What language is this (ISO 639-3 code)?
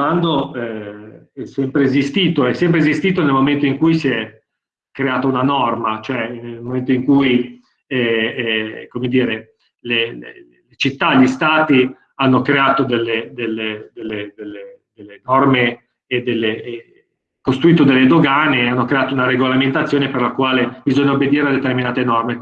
ita